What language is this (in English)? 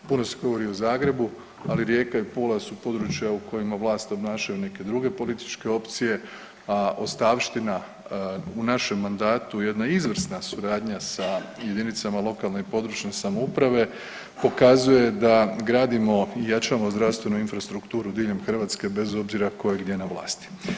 Croatian